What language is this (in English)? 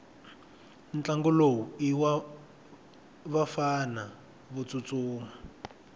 Tsonga